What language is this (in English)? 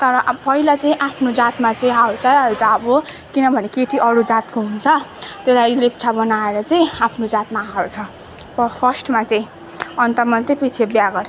Nepali